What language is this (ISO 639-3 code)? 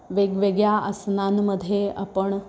mar